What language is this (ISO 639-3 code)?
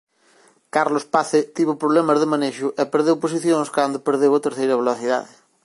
glg